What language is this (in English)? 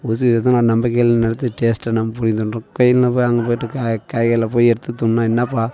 Tamil